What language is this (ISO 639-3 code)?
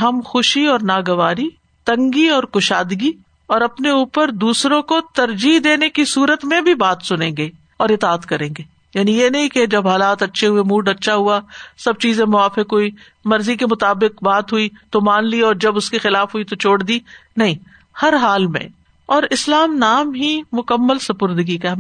urd